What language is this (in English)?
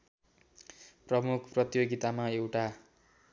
Nepali